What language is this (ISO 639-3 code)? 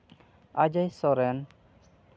sat